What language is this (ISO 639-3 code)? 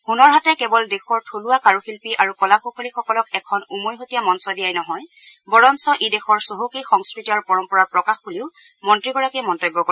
asm